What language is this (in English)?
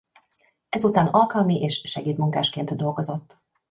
Hungarian